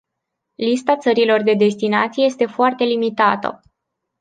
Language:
Romanian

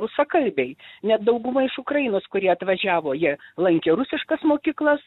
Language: Lithuanian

